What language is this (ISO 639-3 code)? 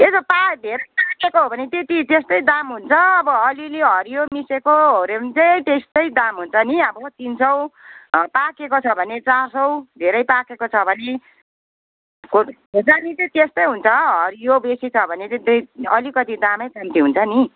nep